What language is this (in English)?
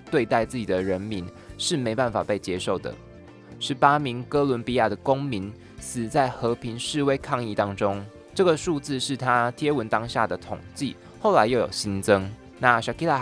Chinese